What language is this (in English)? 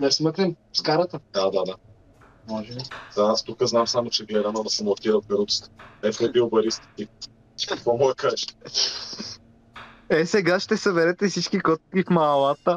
Bulgarian